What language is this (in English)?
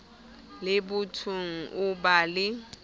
Southern Sotho